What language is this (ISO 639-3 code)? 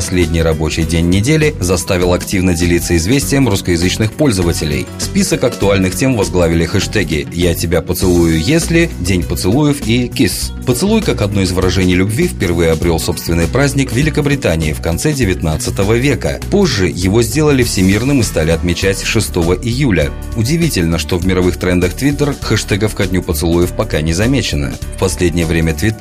rus